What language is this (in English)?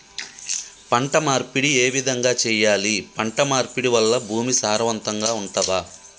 Telugu